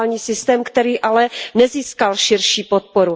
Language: Czech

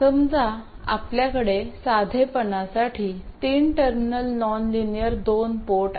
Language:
Marathi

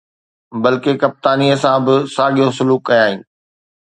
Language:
Sindhi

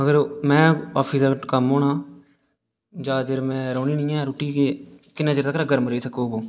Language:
Dogri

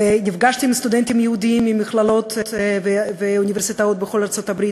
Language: Hebrew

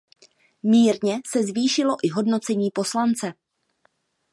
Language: Czech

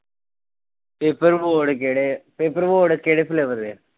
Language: Punjabi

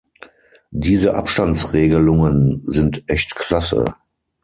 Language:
German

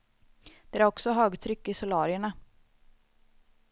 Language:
Swedish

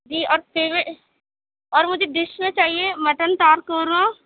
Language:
Urdu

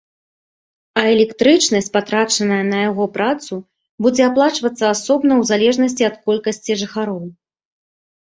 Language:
Belarusian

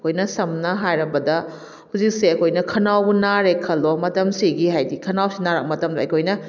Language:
Manipuri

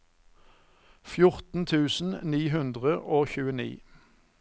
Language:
Norwegian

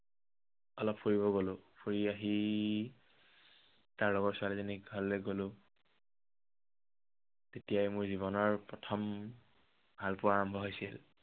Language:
Assamese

